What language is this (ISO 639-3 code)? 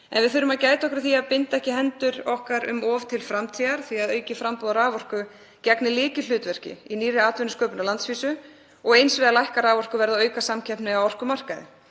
isl